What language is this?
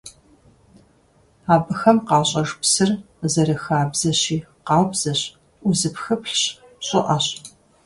Kabardian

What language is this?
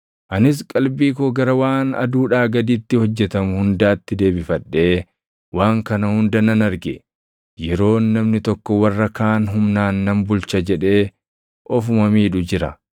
Oromo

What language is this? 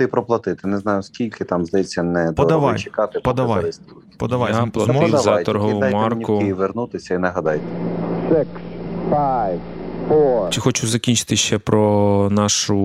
Ukrainian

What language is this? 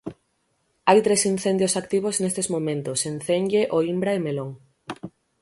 Galician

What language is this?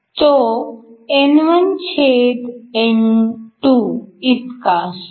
Marathi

